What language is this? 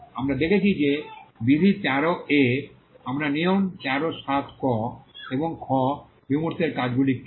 Bangla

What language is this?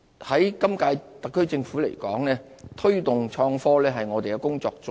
Cantonese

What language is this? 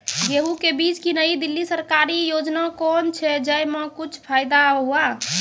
Maithili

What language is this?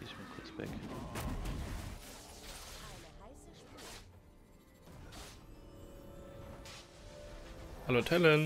German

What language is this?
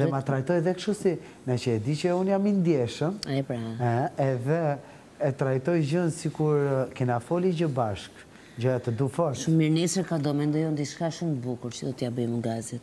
Romanian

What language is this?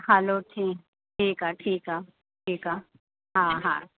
Sindhi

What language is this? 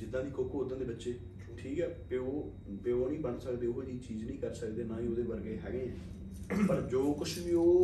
Punjabi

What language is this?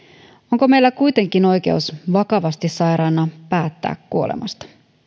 Finnish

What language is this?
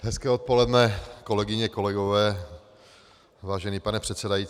Czech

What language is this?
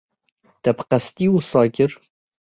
Kurdish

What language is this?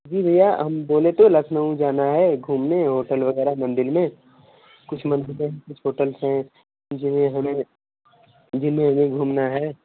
Hindi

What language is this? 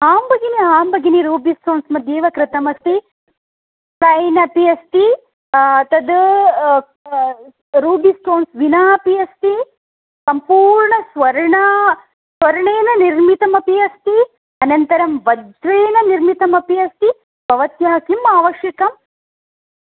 Sanskrit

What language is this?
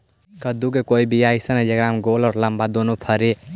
Magahi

